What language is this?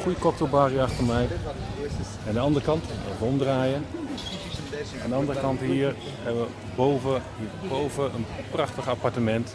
Dutch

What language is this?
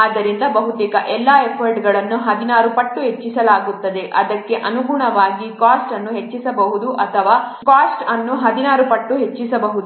Kannada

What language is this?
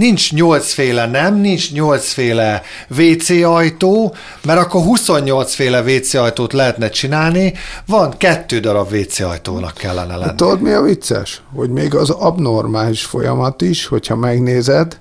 Hungarian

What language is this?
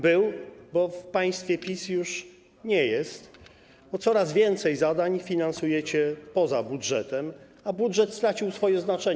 Polish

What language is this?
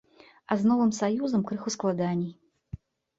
Belarusian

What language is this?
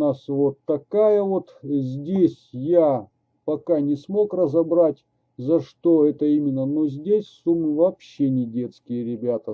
Russian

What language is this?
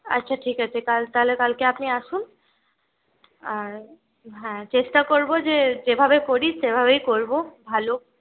Bangla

